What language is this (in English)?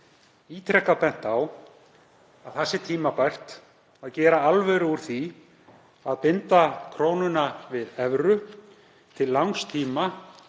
Icelandic